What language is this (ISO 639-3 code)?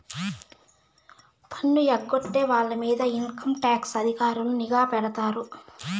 tel